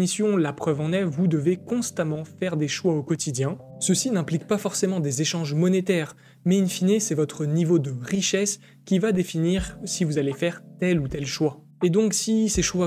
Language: French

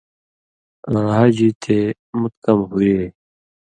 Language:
Indus Kohistani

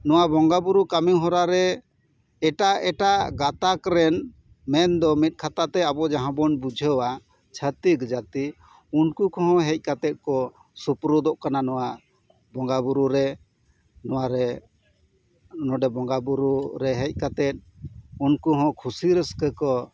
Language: Santali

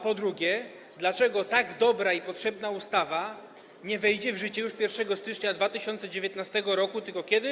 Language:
Polish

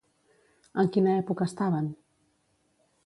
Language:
Catalan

